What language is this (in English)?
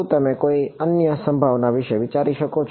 Gujarati